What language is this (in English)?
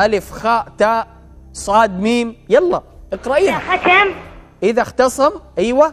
Arabic